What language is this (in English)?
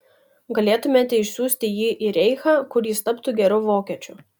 Lithuanian